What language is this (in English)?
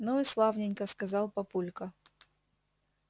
Russian